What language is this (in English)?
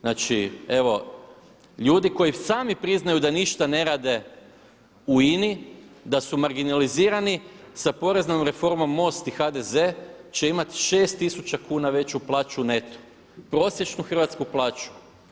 Croatian